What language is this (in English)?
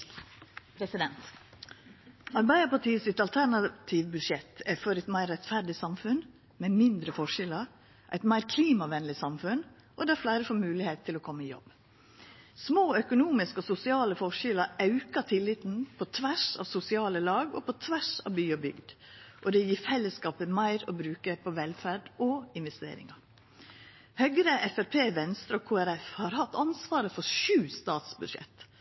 Norwegian Nynorsk